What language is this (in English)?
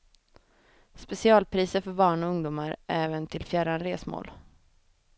Swedish